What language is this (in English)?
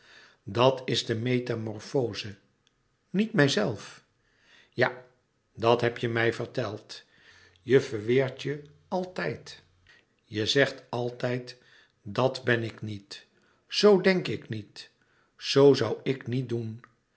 Dutch